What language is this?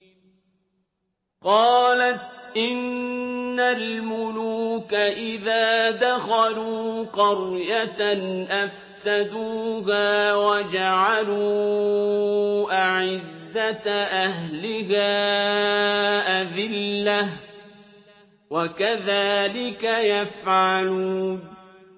Arabic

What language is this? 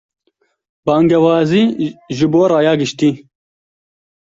Kurdish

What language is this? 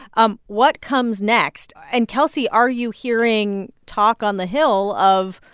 English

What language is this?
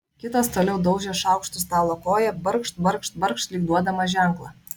Lithuanian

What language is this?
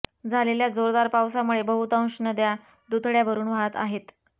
Marathi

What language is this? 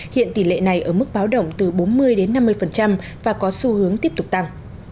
Vietnamese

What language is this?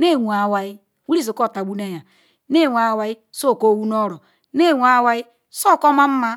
Ikwere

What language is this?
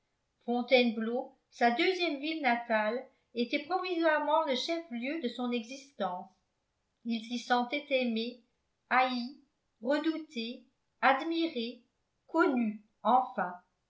French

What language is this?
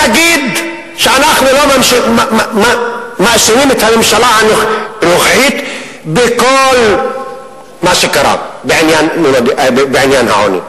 Hebrew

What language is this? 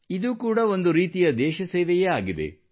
Kannada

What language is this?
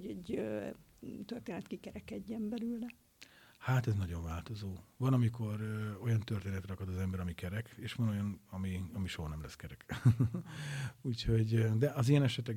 Hungarian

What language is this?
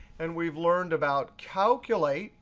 English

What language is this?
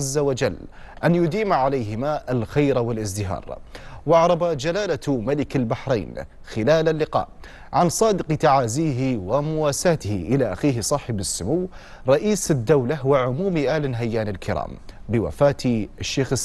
Arabic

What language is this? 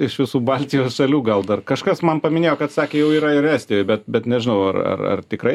Lithuanian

